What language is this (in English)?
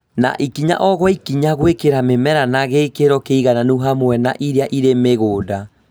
Kikuyu